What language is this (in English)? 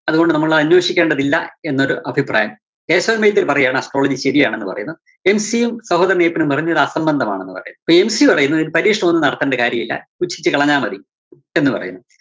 Malayalam